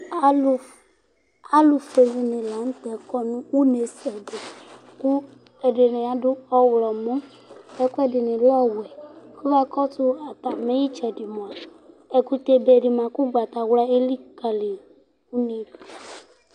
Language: Ikposo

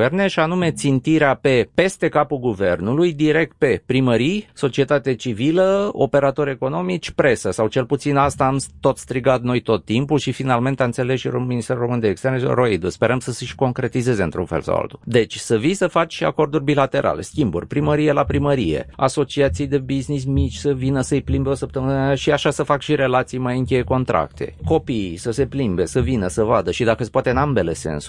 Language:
Romanian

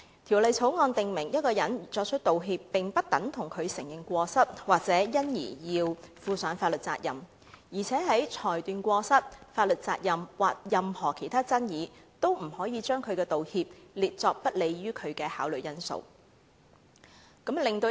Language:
Cantonese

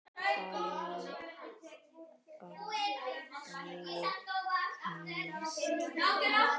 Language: Icelandic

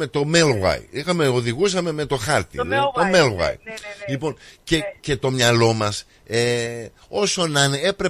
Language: Greek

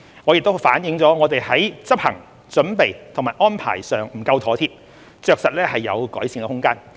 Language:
Cantonese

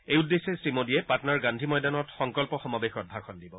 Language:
Assamese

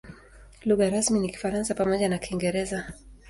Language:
Swahili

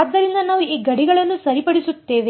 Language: Kannada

